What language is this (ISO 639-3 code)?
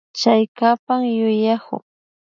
qvi